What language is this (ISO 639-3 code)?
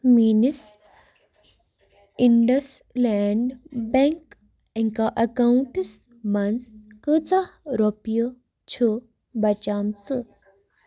kas